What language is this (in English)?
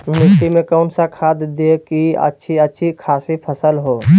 Magahi